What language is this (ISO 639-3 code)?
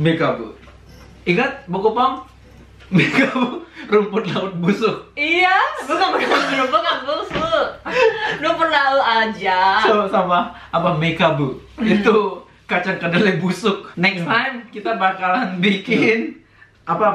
ind